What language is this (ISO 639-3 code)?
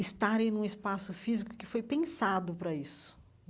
por